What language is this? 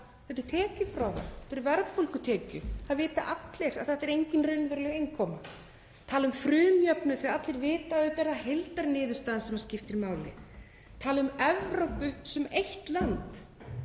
Icelandic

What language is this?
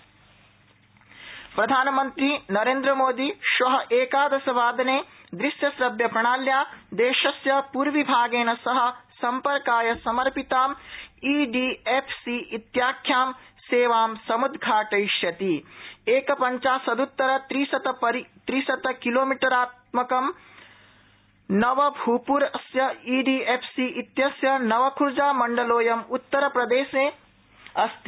Sanskrit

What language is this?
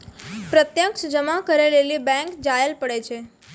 Maithili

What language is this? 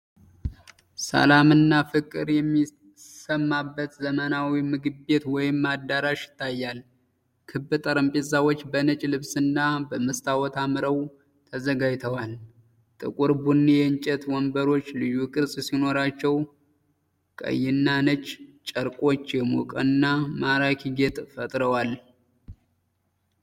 Amharic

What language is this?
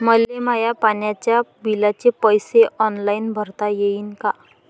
Marathi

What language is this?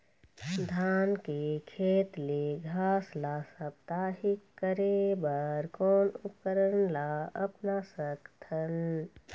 Chhattisgarhi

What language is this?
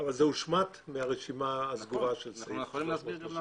Hebrew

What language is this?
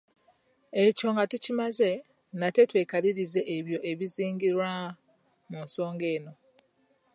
Ganda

